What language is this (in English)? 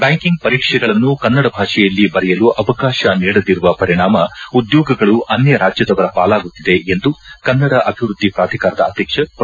Kannada